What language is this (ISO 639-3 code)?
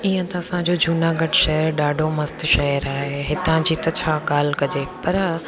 snd